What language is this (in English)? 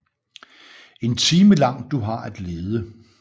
Danish